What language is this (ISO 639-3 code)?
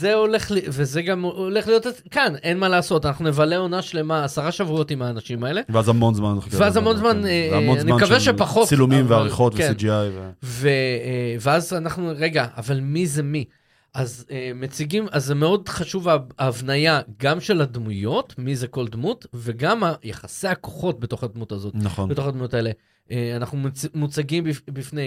heb